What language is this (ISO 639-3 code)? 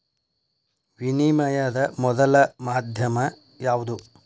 kan